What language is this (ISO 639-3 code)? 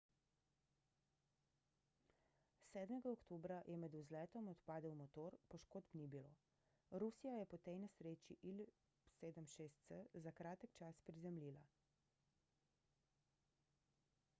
slv